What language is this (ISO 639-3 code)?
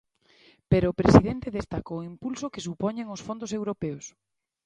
glg